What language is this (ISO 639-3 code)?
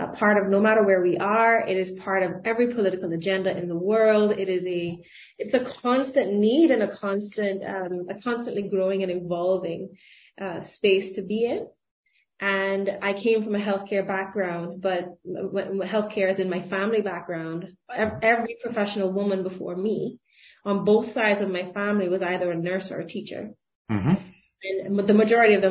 eng